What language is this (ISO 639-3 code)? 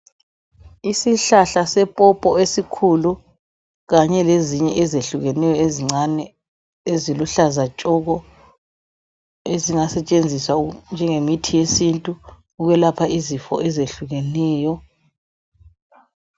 nde